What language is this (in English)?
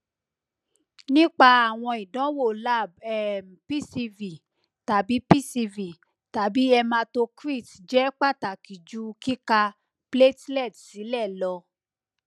Yoruba